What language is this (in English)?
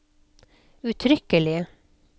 Norwegian